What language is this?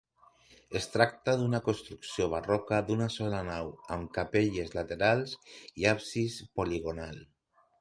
Catalan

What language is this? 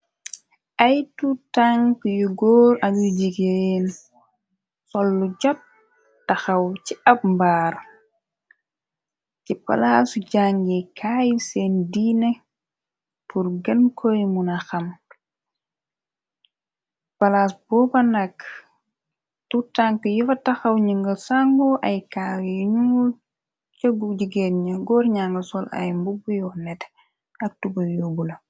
Wolof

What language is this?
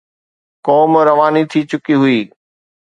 Sindhi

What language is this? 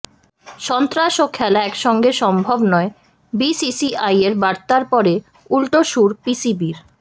Bangla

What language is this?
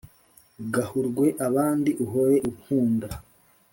Kinyarwanda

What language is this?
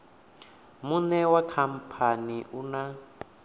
Venda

